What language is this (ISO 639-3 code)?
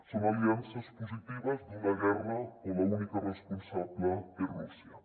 cat